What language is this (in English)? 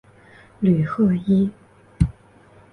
Chinese